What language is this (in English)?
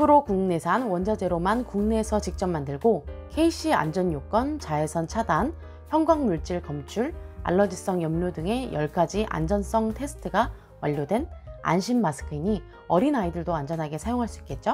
Korean